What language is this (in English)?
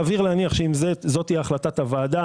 Hebrew